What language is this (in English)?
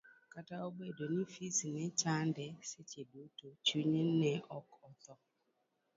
Luo (Kenya and Tanzania)